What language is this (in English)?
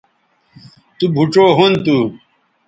Bateri